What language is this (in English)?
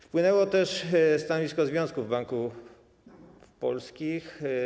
Polish